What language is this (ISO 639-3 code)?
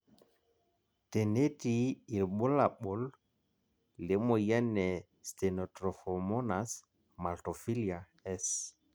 mas